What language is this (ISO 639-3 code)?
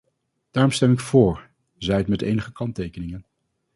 nld